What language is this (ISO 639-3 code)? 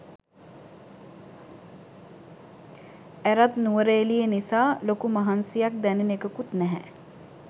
sin